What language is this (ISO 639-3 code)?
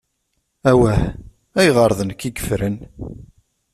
kab